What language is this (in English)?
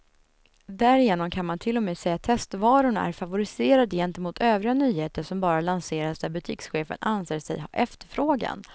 Swedish